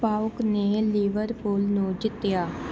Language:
Punjabi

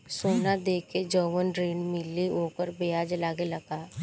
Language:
Bhojpuri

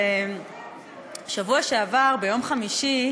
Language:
Hebrew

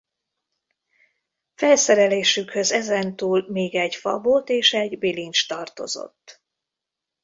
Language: Hungarian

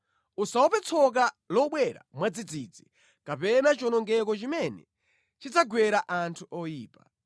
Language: Nyanja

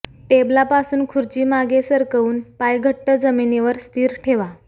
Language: Marathi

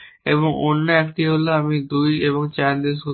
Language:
Bangla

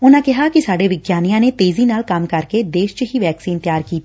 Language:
Punjabi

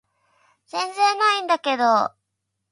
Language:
Japanese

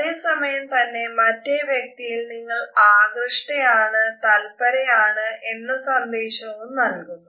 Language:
Malayalam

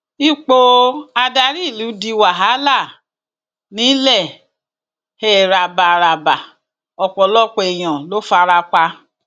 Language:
Yoruba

